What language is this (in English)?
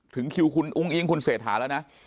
Thai